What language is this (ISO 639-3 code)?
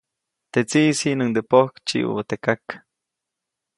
zoc